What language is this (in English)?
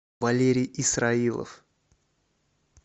Russian